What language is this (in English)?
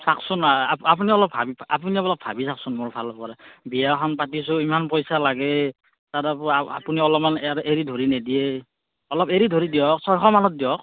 Assamese